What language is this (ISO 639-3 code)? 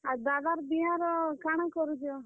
ori